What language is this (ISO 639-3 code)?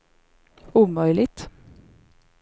swe